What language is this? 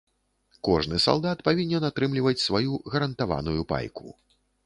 Belarusian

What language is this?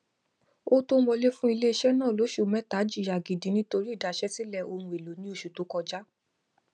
Yoruba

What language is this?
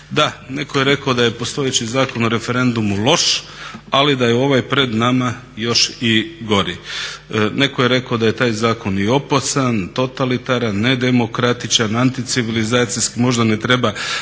Croatian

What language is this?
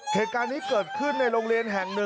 Thai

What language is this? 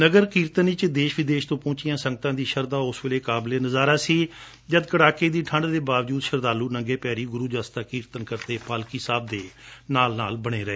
Punjabi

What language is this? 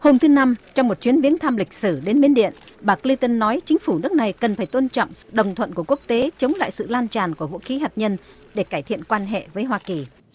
Vietnamese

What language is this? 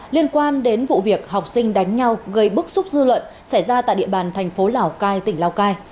Vietnamese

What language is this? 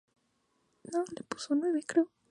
Spanish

